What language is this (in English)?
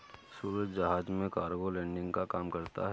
Hindi